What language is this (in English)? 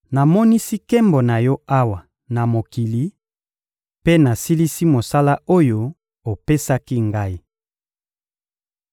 Lingala